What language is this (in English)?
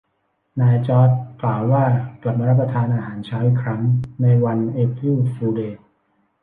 Thai